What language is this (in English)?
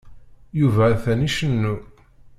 Kabyle